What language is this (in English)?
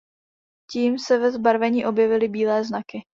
Czech